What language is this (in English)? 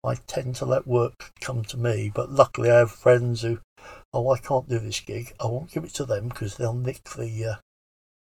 English